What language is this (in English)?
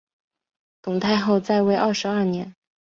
Chinese